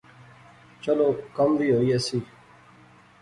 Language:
Pahari-Potwari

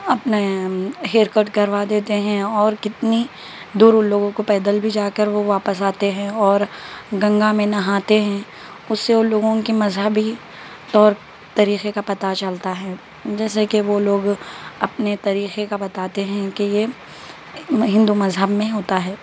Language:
Urdu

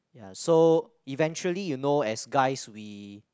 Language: English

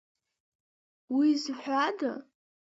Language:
Abkhazian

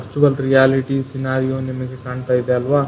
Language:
Kannada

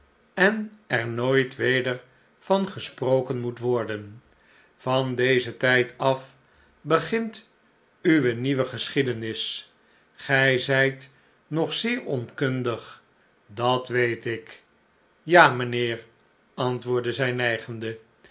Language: Dutch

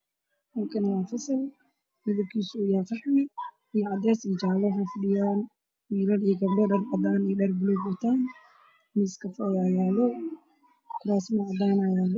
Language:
Somali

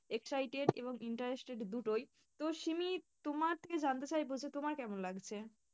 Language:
Bangla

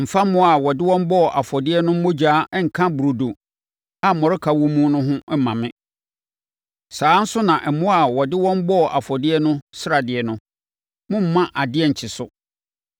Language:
Akan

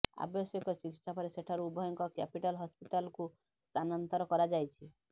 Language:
Odia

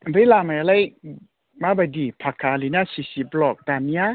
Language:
Bodo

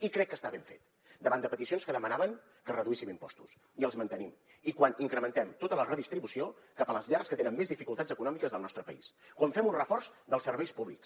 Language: Catalan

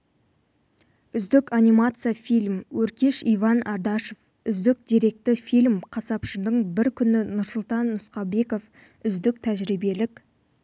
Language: Kazakh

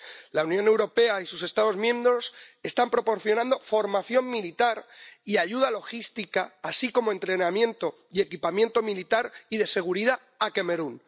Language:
Spanish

